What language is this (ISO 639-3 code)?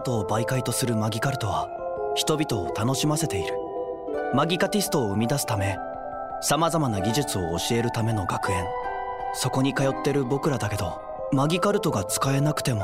jpn